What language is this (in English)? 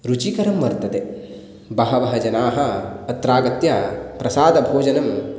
Sanskrit